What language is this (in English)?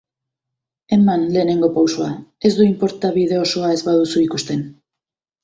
Basque